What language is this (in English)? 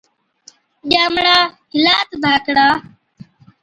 Od